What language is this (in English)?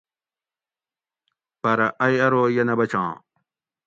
Gawri